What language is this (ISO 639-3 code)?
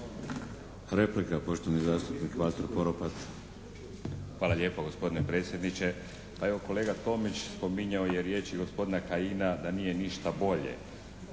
hrv